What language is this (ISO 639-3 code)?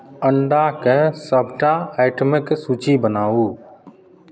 mai